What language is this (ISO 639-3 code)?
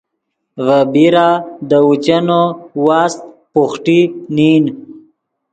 ydg